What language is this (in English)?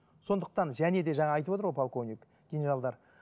Kazakh